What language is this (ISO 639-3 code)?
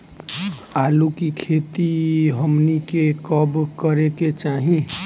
bho